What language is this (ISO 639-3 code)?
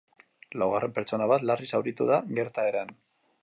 eus